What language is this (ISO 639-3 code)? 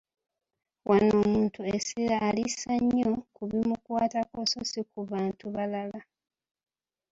lug